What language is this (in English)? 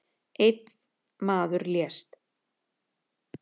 Icelandic